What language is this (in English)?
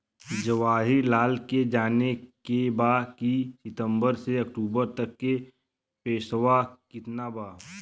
Bhojpuri